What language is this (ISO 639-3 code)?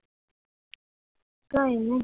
guj